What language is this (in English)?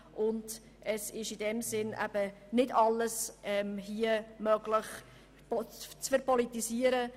Swiss German